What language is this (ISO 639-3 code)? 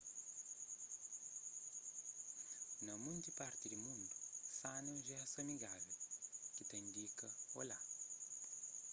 kea